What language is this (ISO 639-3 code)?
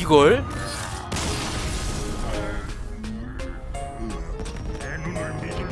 kor